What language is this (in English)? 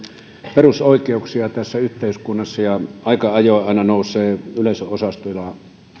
Finnish